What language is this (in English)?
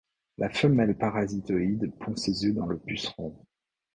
French